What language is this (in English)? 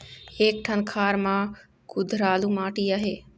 Chhattisgarhi